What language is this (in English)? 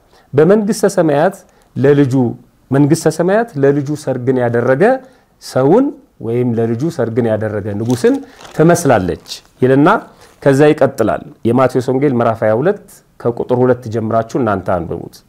Arabic